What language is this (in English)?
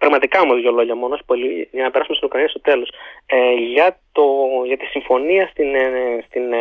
Greek